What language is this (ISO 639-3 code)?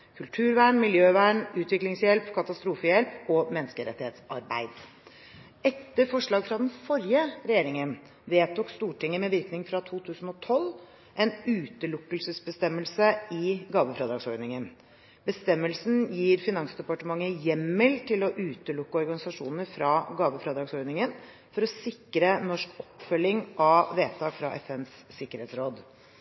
nob